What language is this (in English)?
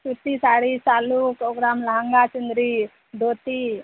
Maithili